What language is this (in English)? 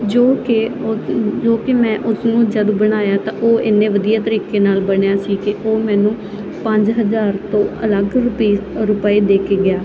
Punjabi